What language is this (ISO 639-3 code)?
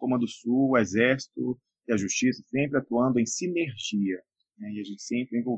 por